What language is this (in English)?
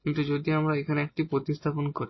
Bangla